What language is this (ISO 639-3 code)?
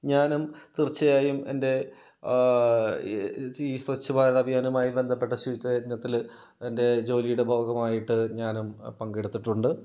mal